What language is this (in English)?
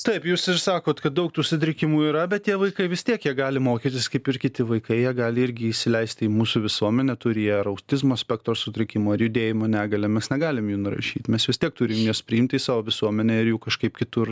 Lithuanian